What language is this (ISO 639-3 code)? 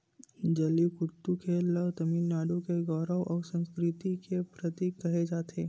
hne